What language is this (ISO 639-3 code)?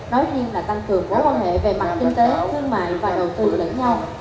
vie